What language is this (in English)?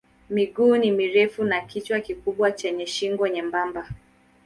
Swahili